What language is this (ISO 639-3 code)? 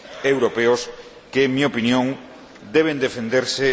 spa